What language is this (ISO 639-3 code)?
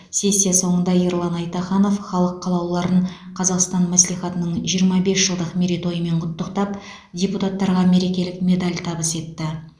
kaz